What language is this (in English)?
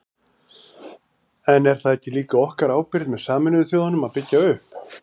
Icelandic